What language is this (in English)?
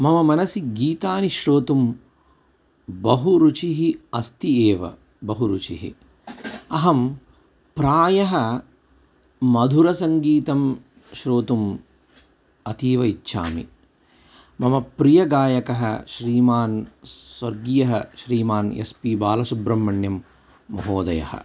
Sanskrit